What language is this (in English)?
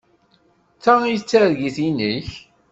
Kabyle